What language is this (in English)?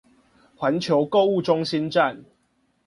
Chinese